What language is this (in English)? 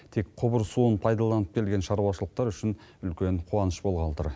Kazakh